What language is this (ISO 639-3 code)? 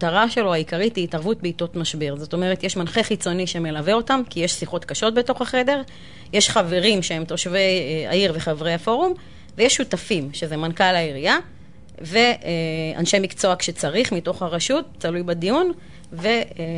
heb